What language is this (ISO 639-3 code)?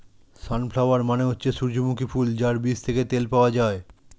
ben